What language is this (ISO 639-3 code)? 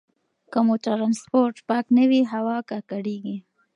pus